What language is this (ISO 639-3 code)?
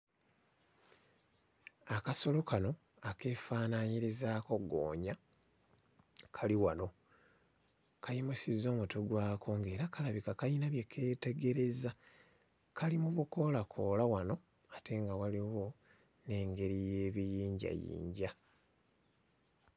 lug